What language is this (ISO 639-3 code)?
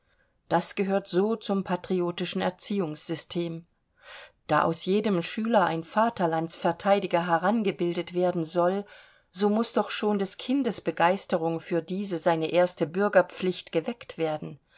deu